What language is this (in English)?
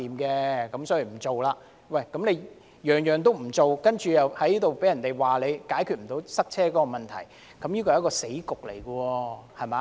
Cantonese